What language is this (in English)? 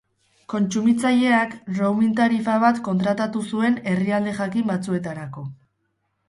Basque